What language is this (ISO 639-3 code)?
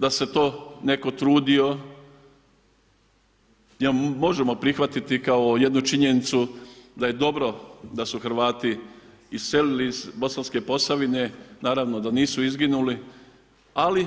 hrv